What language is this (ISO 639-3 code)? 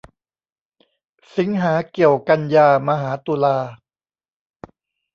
tha